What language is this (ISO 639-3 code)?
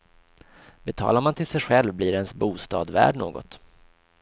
swe